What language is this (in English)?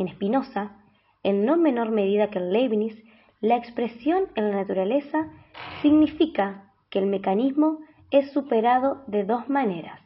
Spanish